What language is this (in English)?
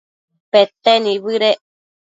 Matsés